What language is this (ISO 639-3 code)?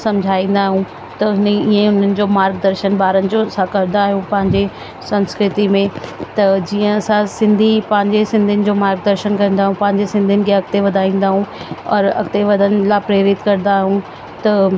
snd